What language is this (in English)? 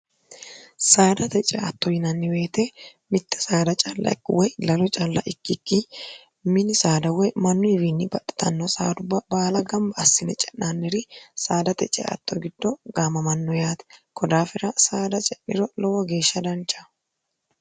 Sidamo